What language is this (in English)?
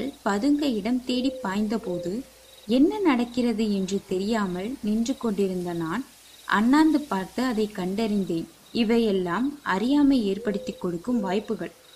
Tamil